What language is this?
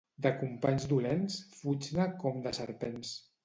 Catalan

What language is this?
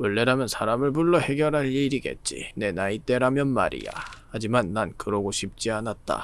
Korean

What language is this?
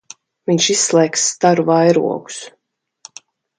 Latvian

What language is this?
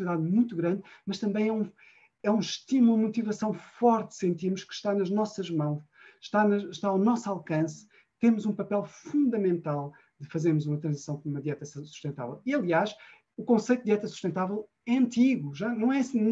Portuguese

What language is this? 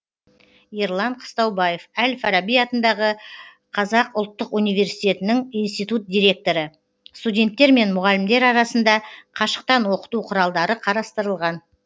Kazakh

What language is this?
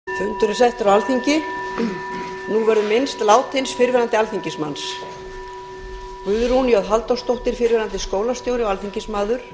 Icelandic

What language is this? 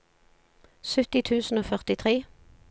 Norwegian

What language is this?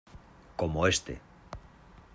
Spanish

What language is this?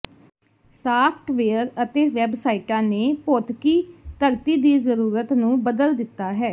Punjabi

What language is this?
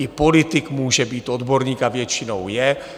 Czech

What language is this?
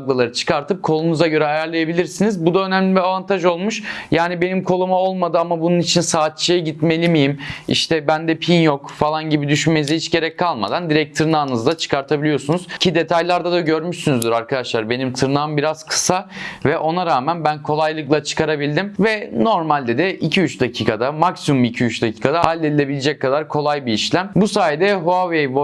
Turkish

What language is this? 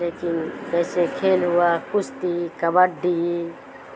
Urdu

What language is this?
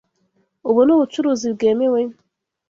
Kinyarwanda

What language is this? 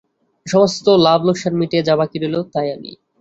Bangla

